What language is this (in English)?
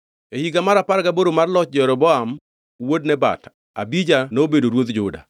Luo (Kenya and Tanzania)